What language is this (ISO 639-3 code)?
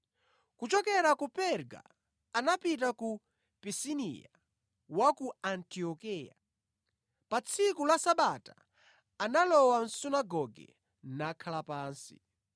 nya